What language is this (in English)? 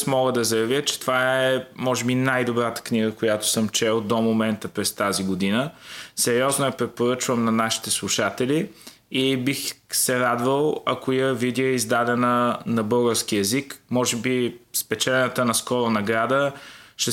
Bulgarian